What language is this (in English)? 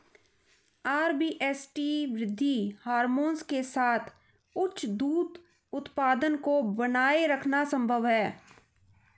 Hindi